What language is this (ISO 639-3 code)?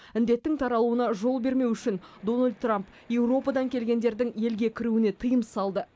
kaz